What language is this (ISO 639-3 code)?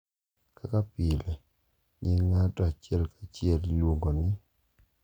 luo